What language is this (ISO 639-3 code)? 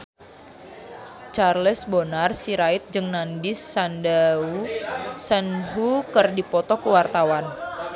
sun